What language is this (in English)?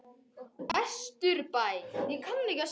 Icelandic